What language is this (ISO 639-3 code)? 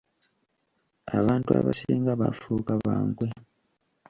lug